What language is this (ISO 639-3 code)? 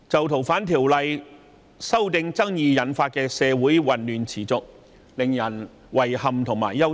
yue